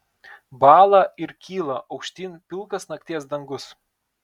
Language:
Lithuanian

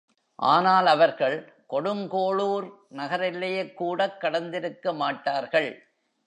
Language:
Tamil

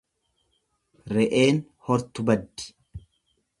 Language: Oromo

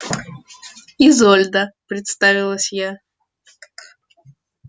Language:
Russian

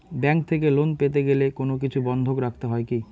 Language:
Bangla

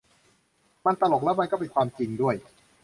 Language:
Thai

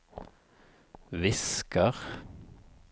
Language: Norwegian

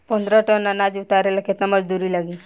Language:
Bhojpuri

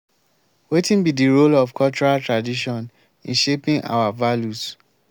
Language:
Nigerian Pidgin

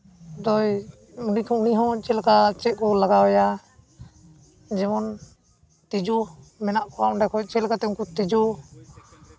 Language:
Santali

